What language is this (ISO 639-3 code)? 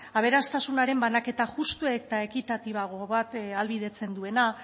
eus